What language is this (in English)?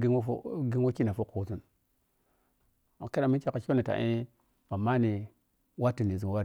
Piya-Kwonci